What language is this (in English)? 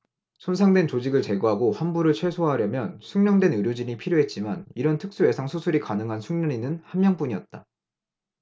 Korean